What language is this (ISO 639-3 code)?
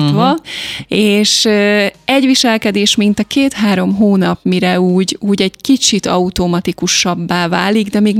hun